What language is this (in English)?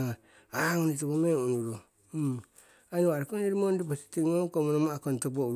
Siwai